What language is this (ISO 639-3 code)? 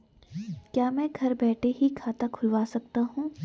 hin